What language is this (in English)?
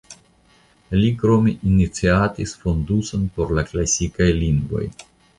Esperanto